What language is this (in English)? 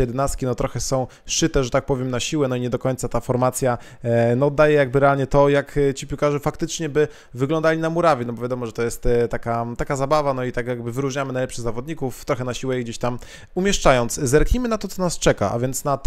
Polish